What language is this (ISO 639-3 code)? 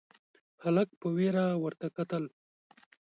pus